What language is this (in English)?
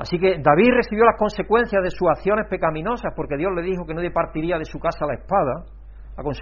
Spanish